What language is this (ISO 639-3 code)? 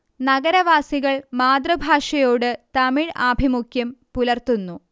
mal